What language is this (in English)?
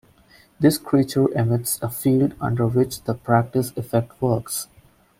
English